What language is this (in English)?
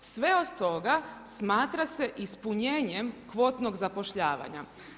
Croatian